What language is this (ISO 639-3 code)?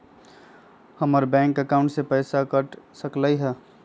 mag